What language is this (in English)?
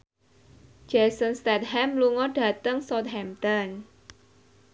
Javanese